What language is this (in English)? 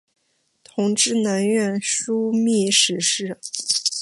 Chinese